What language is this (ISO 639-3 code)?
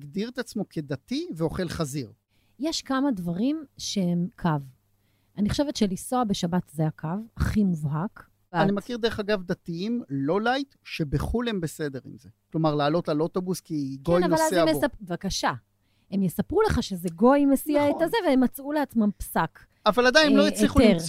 heb